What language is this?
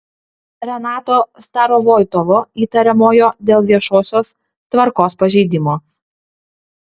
Lithuanian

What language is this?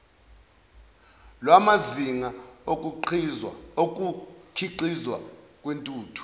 Zulu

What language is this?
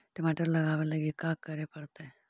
Magahi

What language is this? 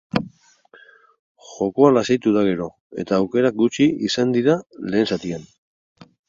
Basque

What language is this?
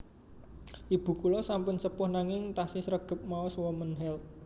Javanese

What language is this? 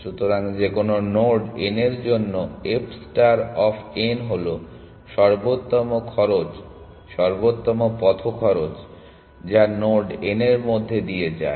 Bangla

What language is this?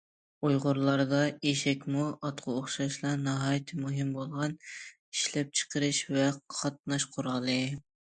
Uyghur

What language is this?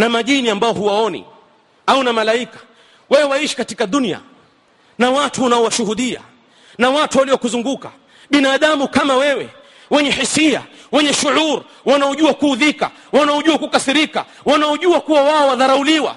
Swahili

